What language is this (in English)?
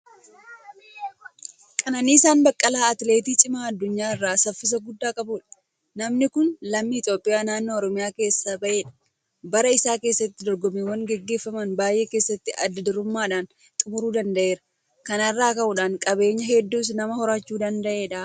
Oromo